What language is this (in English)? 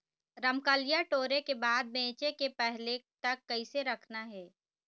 Chhattisgarhi